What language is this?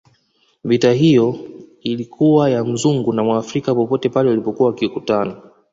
Swahili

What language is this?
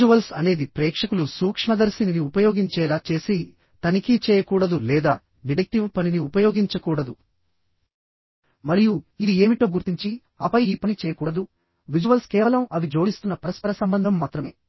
Telugu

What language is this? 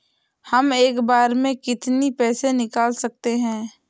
Hindi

